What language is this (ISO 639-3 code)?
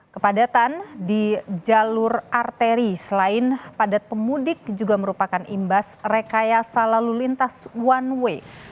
ind